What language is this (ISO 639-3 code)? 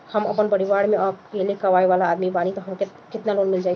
bho